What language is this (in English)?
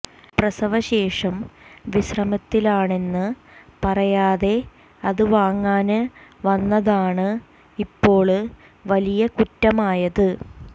Malayalam